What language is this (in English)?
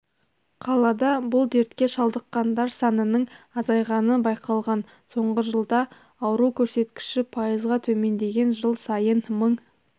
Kazakh